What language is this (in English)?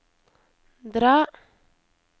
Norwegian